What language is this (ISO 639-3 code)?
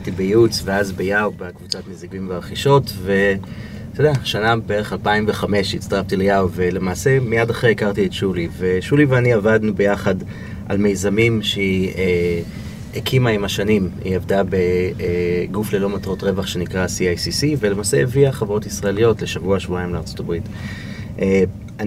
heb